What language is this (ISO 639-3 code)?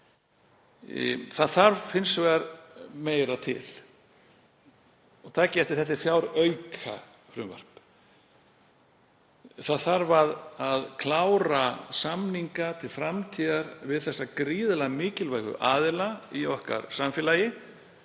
isl